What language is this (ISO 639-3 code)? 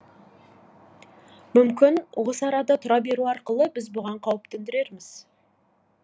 kaz